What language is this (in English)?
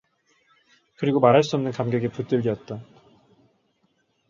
Korean